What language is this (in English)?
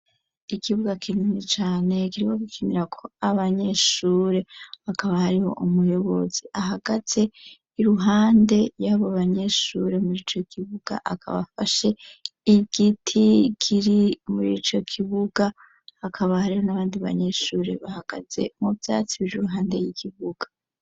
Rundi